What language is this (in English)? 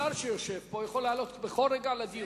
Hebrew